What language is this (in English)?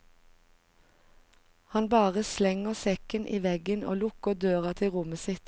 Norwegian